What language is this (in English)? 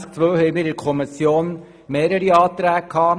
Swiss German